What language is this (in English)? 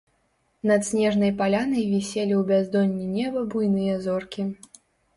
Belarusian